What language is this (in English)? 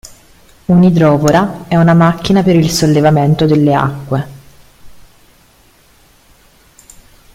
Italian